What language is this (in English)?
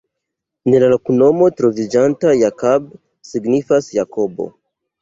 Esperanto